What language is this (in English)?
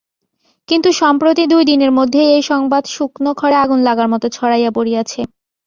Bangla